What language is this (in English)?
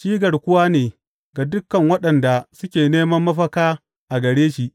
Hausa